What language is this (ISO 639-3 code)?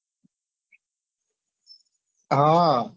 guj